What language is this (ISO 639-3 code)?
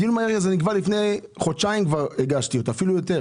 heb